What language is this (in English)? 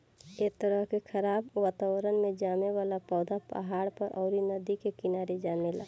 Bhojpuri